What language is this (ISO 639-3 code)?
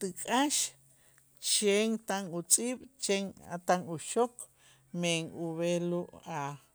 itz